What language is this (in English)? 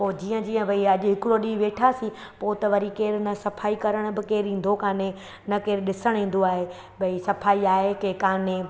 Sindhi